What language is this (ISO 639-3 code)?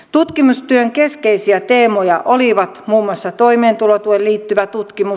fin